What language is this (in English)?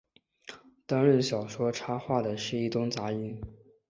Chinese